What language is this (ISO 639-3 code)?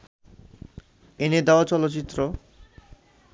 ben